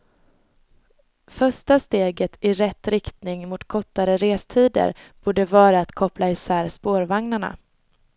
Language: Swedish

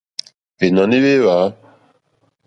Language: Mokpwe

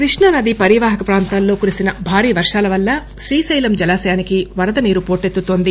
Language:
Telugu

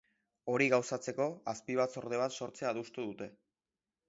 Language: Basque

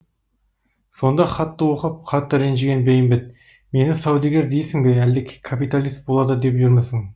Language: Kazakh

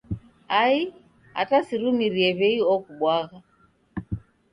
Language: Taita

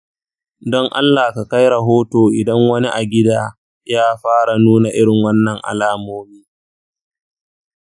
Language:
Hausa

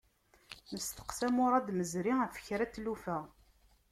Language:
Kabyle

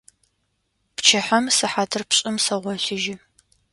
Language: Adyghe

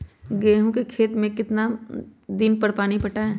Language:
Magahi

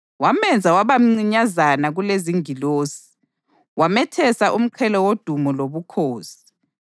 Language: North Ndebele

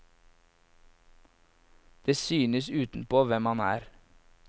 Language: Norwegian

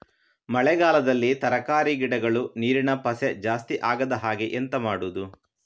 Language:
Kannada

